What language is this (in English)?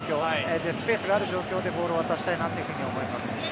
Japanese